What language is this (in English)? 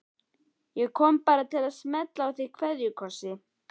Icelandic